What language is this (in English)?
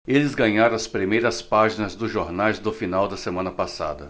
Portuguese